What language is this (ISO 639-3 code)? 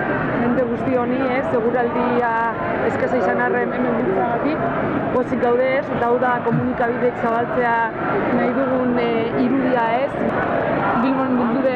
eus